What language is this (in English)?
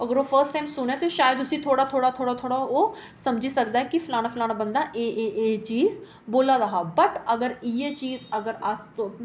Dogri